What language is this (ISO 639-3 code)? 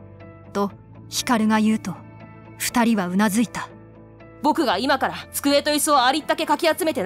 jpn